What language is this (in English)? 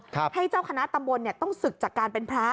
Thai